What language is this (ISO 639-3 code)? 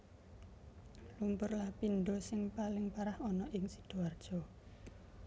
jav